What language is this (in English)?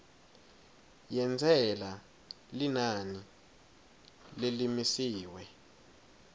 Swati